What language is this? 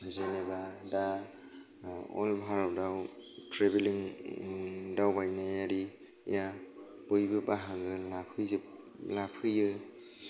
Bodo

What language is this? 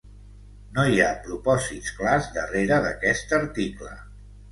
Catalan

